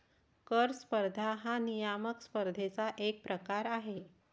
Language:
Marathi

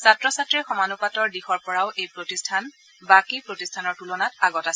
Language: Assamese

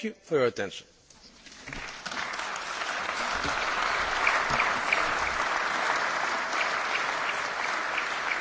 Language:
Polish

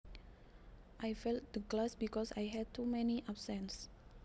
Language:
Javanese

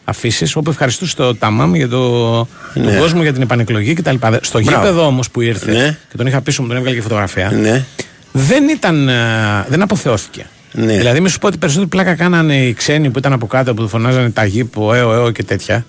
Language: Greek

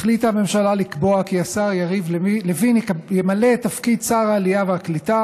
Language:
Hebrew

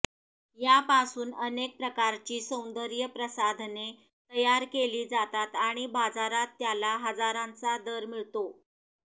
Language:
Marathi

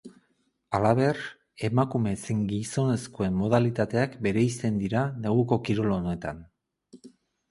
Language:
Basque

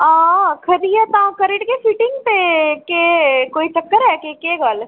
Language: Dogri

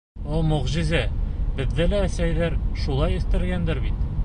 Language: Bashkir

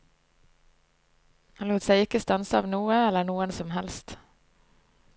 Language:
Norwegian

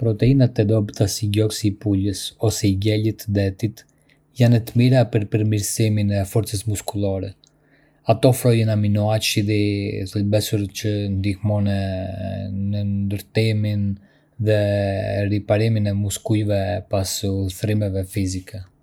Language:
Arbëreshë Albanian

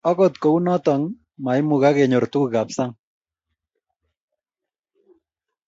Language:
Kalenjin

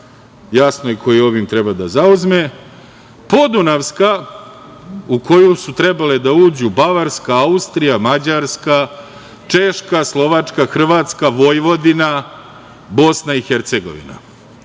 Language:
Serbian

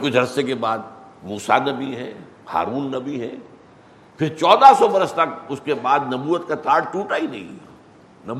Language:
Urdu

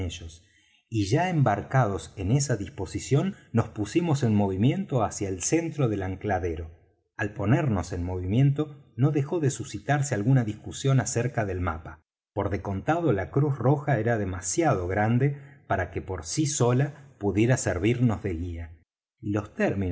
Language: Spanish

